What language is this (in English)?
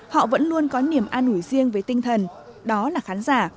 Vietnamese